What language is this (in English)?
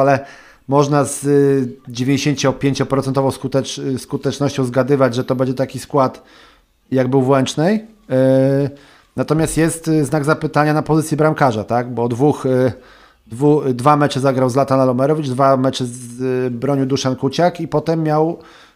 Polish